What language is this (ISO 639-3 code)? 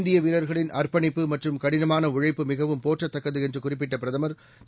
tam